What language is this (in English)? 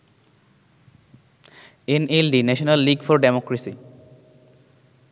Bangla